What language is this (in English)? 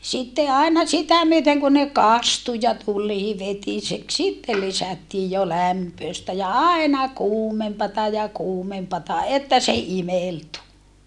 Finnish